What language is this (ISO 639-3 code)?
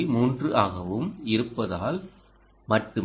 tam